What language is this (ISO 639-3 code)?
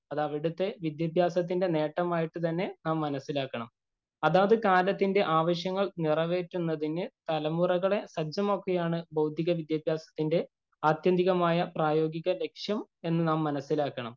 mal